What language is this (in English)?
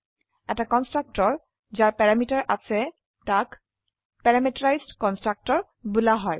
Assamese